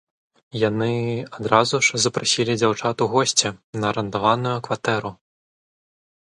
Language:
Belarusian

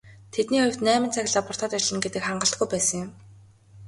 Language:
Mongolian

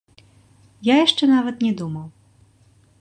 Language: Belarusian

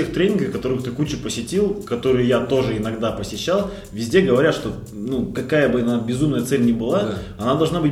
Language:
Russian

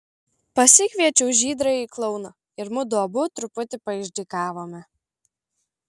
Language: Lithuanian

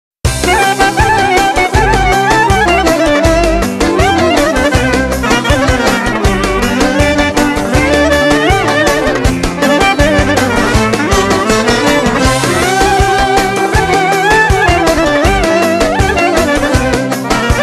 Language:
Romanian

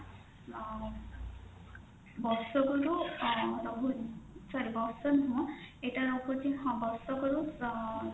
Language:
Odia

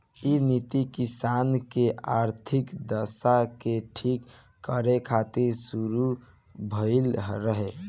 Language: Bhojpuri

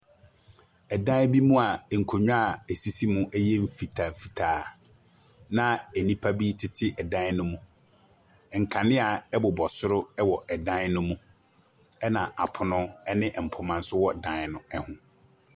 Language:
Akan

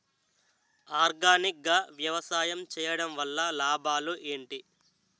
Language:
Telugu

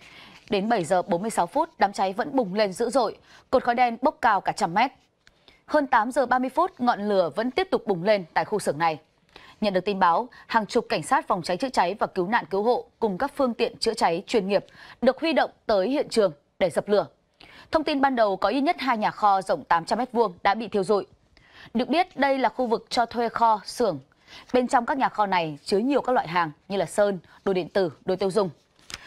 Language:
Vietnamese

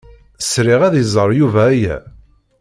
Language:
Kabyle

